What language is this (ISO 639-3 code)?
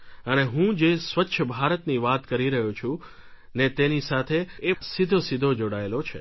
guj